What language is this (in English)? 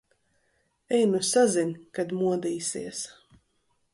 Latvian